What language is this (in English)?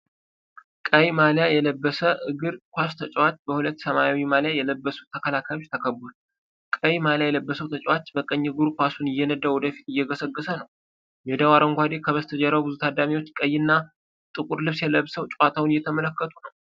Amharic